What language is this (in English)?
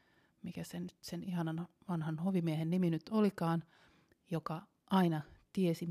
Finnish